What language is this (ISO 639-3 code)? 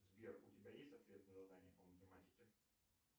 rus